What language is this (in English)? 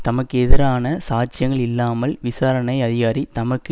Tamil